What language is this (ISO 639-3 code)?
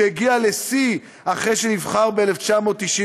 heb